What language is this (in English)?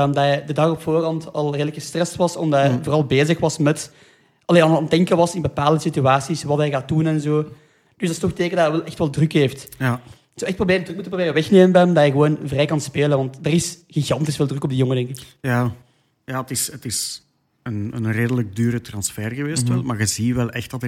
Dutch